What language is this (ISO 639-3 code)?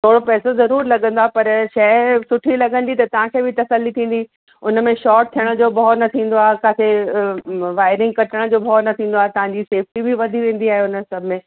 snd